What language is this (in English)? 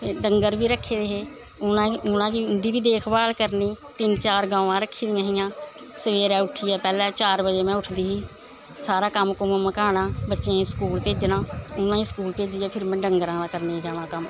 Dogri